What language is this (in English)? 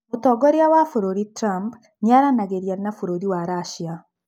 Kikuyu